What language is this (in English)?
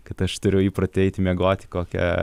Lithuanian